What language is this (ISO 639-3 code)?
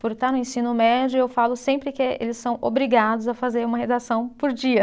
por